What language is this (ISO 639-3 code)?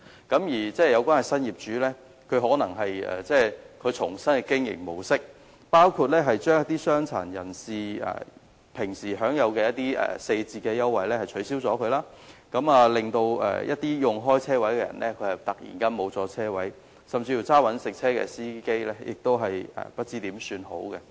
yue